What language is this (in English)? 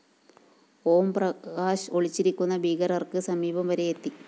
Malayalam